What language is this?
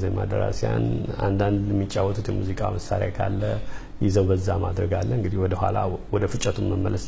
Arabic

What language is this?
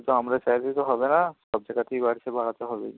Bangla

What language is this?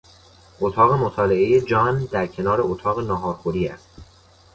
Persian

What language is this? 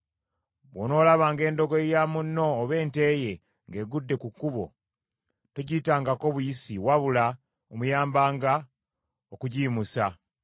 Ganda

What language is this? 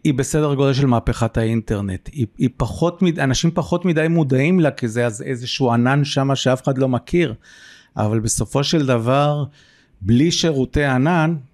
Hebrew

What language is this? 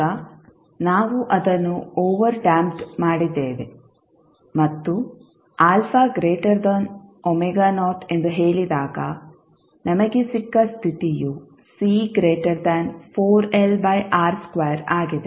Kannada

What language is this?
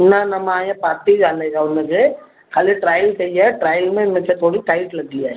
Sindhi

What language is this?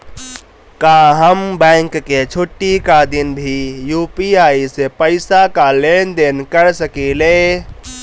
Bhojpuri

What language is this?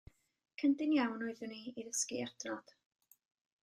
Welsh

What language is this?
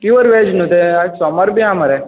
Konkani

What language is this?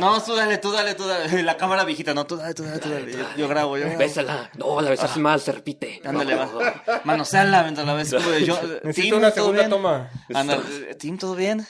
Spanish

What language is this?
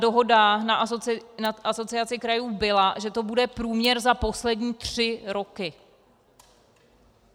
Czech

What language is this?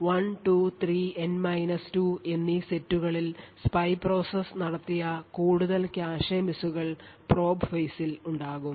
Malayalam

